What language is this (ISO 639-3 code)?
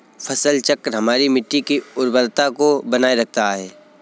hin